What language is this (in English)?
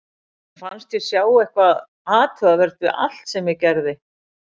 Icelandic